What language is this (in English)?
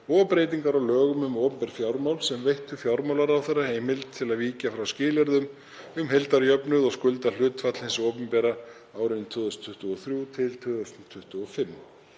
Icelandic